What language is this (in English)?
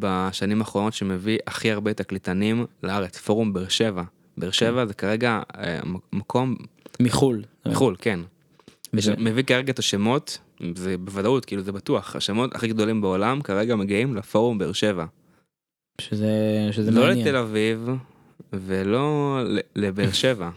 Hebrew